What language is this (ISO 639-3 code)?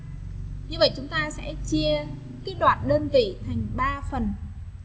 vie